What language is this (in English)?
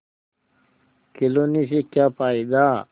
Hindi